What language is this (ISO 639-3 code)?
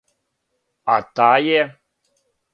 srp